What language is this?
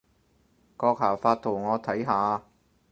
Cantonese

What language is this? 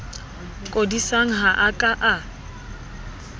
Southern Sotho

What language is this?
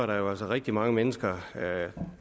Danish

